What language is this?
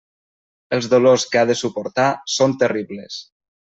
Catalan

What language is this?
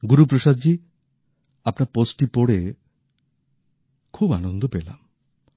Bangla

